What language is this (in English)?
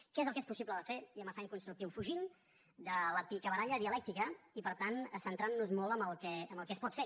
Catalan